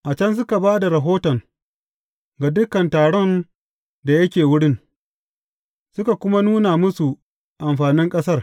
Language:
Hausa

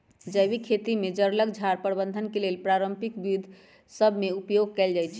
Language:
Magahi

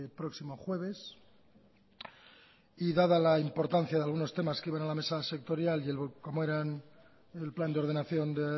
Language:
Spanish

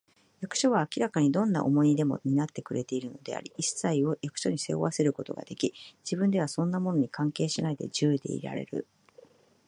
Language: Japanese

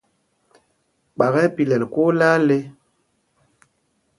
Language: Mpumpong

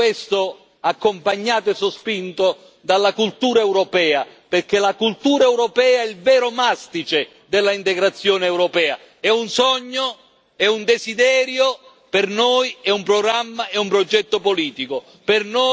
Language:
Italian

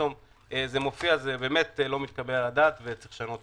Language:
Hebrew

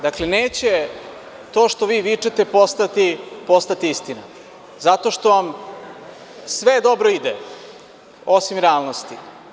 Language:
Serbian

